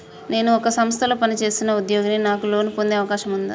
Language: Telugu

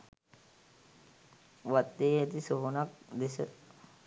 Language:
Sinhala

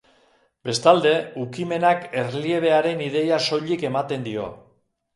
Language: Basque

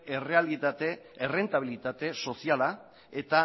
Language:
Basque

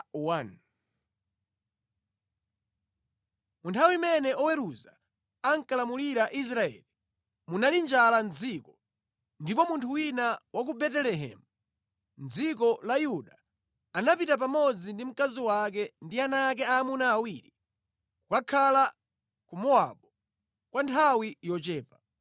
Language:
Nyanja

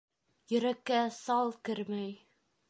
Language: Bashkir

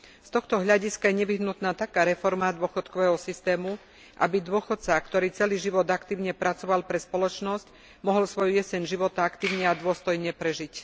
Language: Slovak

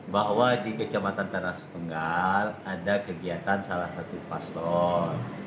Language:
Indonesian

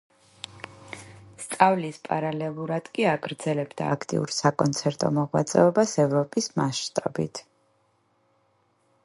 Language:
Georgian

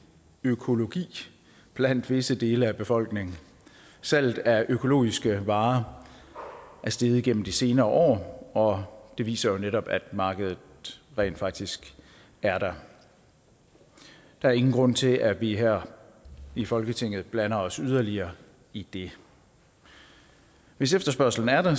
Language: Danish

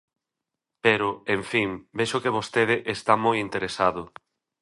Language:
Galician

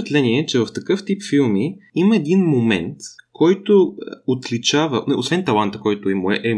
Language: Bulgarian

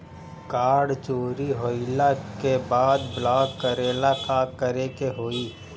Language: Bhojpuri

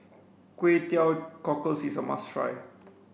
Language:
English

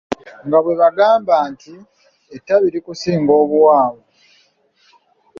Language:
Ganda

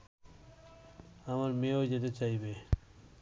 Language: Bangla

